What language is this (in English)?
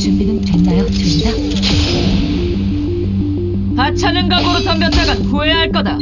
Korean